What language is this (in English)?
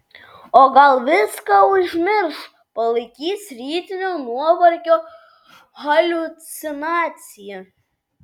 Lithuanian